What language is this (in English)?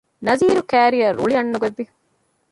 Divehi